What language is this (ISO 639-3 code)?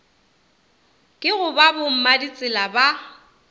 nso